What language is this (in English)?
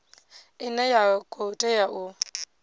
Venda